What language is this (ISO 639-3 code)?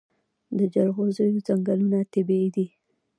pus